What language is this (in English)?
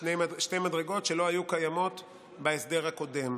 Hebrew